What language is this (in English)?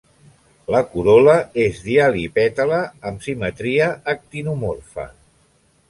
Catalan